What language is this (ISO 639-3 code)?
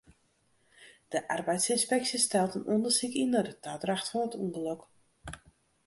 fry